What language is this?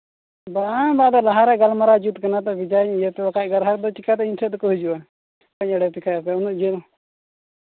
Santali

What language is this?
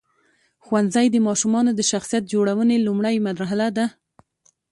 Pashto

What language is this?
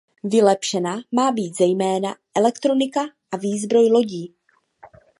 Czech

